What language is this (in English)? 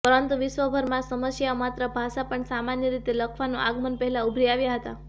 Gujarati